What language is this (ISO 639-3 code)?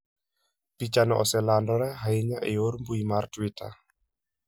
luo